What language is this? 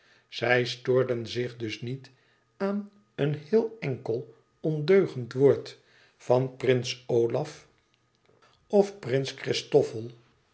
Dutch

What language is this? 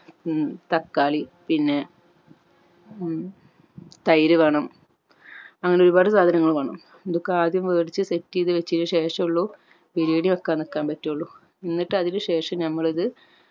Malayalam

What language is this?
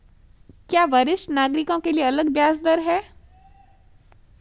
Hindi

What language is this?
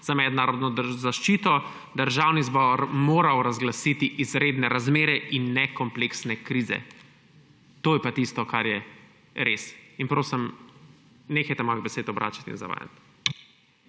Slovenian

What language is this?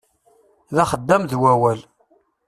Kabyle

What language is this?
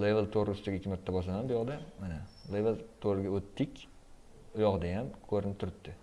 Turkish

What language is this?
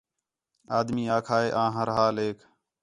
Khetrani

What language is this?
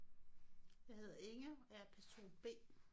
Danish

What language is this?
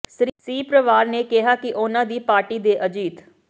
Punjabi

